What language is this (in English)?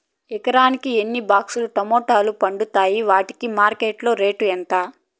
Telugu